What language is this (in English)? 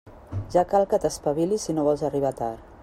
Catalan